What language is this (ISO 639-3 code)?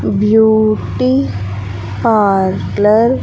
tel